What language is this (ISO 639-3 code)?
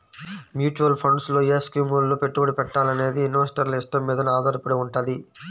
tel